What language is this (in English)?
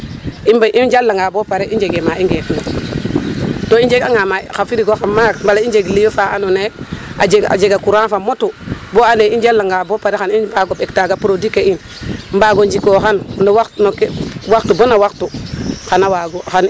Serer